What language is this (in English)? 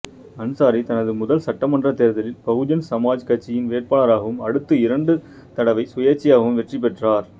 Tamil